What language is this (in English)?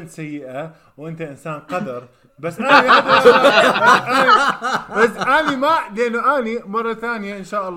Arabic